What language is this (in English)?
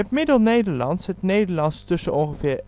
Dutch